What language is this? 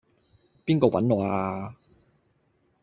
Cantonese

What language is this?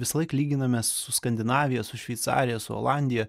Lithuanian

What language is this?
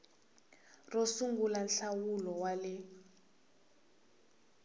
Tsonga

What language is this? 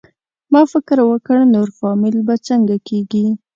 Pashto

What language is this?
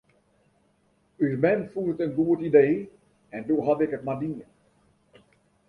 Western Frisian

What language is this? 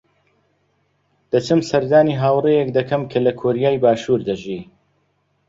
Central Kurdish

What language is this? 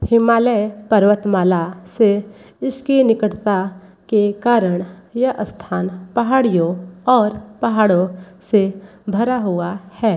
Hindi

